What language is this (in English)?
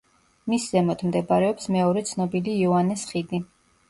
Georgian